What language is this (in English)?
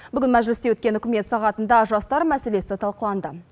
Kazakh